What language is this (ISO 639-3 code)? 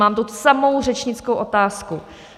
ces